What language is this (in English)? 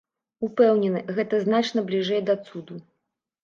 Belarusian